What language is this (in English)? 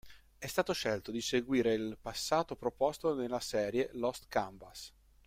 Italian